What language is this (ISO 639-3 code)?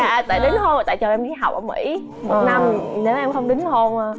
vie